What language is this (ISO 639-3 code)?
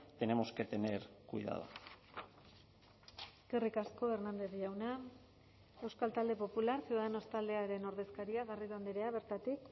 eus